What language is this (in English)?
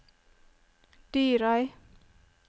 Norwegian